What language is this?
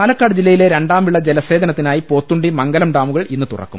Malayalam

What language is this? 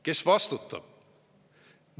Estonian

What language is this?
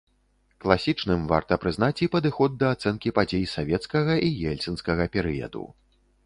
Belarusian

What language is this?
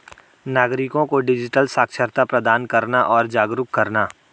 Hindi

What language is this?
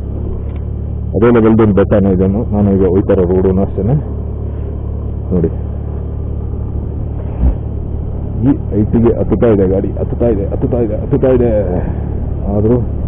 Turkish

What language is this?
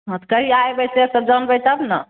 Maithili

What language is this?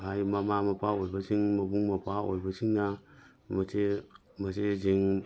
Manipuri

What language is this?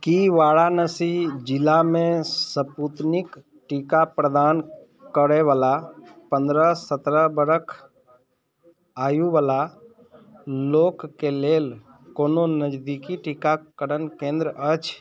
Maithili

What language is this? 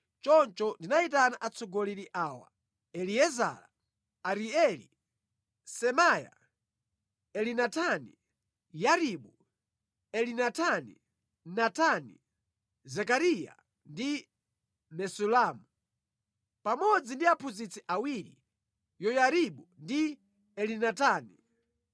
Nyanja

